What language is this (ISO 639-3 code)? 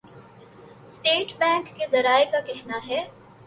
urd